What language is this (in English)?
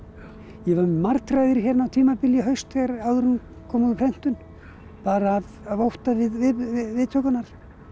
Icelandic